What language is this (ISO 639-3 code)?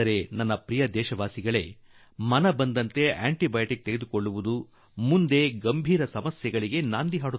kan